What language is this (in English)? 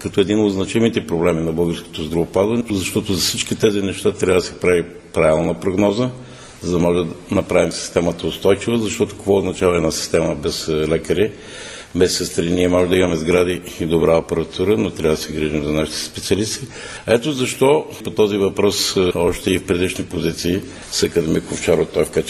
Bulgarian